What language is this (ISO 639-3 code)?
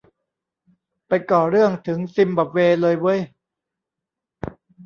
tha